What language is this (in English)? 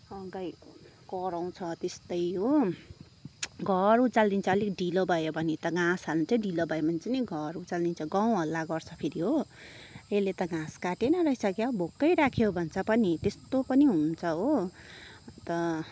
Nepali